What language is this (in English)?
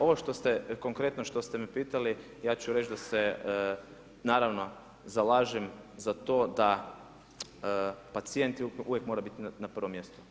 Croatian